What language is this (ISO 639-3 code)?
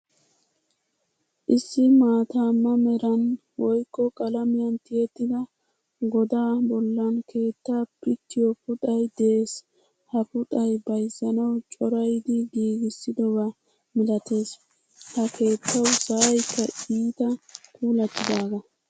wal